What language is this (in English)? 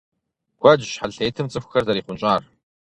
Kabardian